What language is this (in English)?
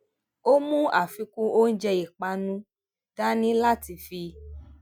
Yoruba